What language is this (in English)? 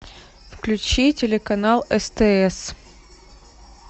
Russian